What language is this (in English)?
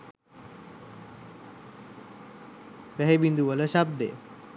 Sinhala